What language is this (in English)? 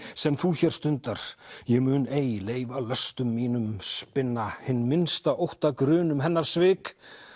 Icelandic